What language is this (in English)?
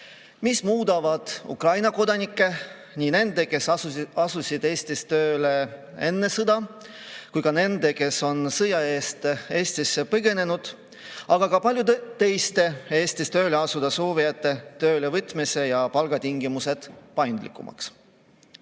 Estonian